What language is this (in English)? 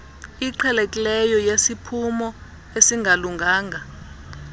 Xhosa